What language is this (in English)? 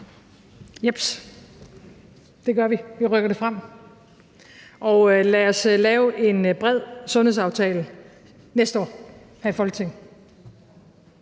Danish